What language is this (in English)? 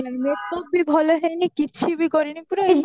Odia